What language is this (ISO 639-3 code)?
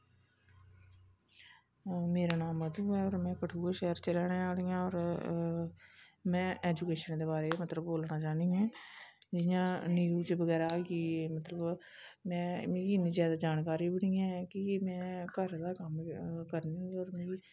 doi